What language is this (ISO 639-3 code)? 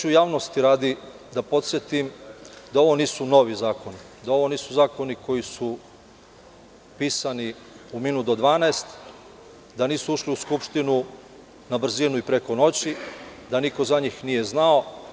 srp